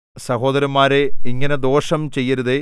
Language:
Malayalam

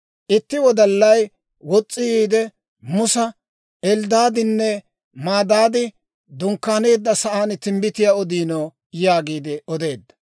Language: Dawro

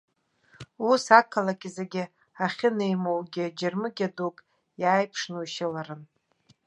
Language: Abkhazian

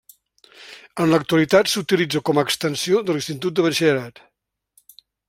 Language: Catalan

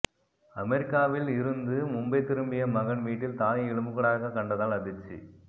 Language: Tamil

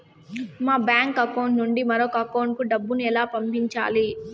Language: Telugu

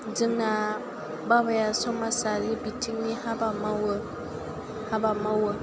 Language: Bodo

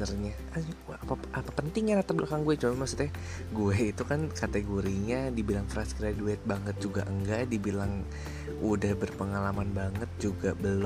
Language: Indonesian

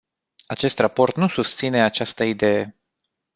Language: Romanian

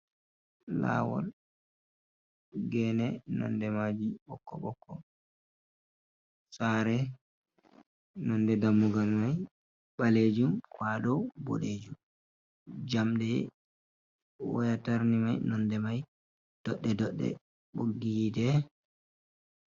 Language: Fula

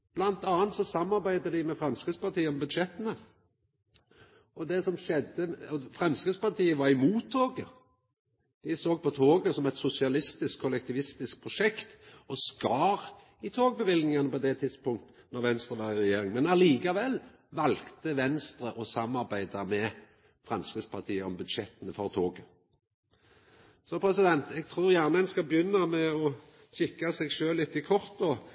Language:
Norwegian Nynorsk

